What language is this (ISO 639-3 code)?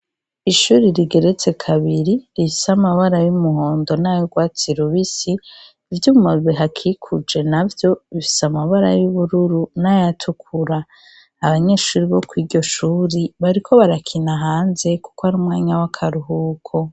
run